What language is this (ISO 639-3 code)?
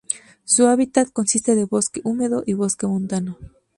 spa